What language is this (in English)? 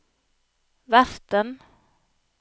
Norwegian